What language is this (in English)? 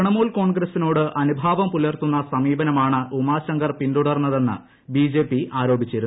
Malayalam